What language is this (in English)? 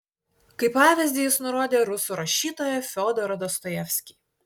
Lithuanian